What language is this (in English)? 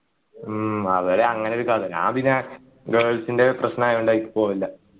Malayalam